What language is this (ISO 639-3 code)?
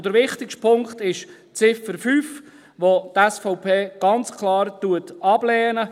gsw